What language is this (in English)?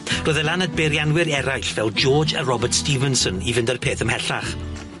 Welsh